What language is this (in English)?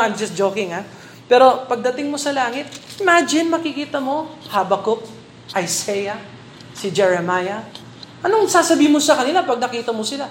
Filipino